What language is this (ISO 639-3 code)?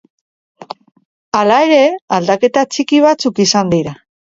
eus